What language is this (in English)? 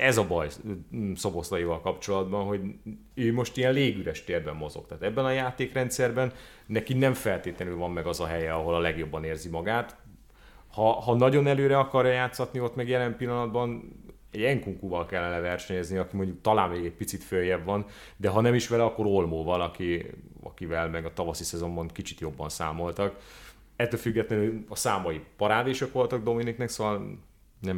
Hungarian